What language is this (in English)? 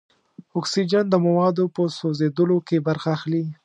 Pashto